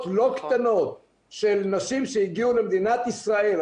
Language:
Hebrew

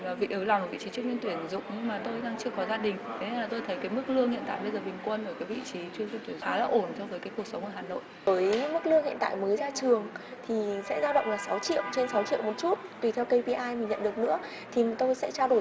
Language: Vietnamese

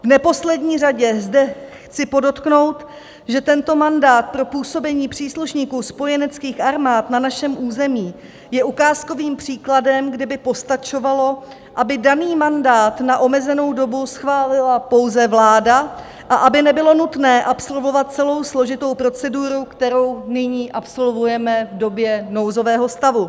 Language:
Czech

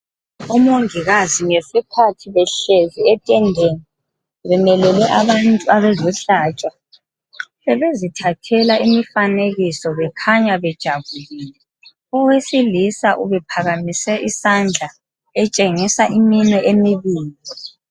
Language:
North Ndebele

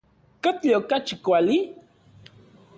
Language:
Central Puebla Nahuatl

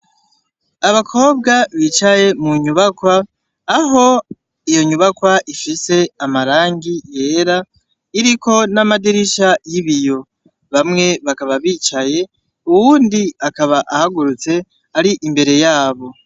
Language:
Rundi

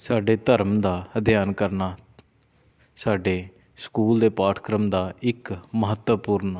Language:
Punjabi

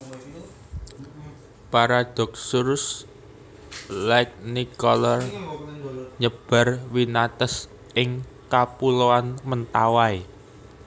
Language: Javanese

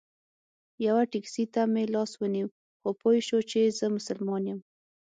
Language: Pashto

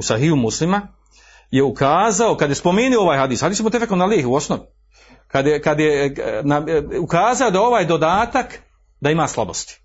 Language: Croatian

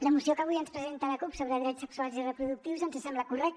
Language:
Catalan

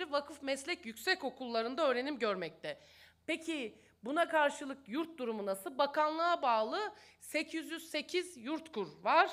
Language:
Turkish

